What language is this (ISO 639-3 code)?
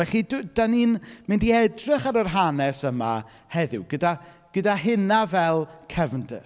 cym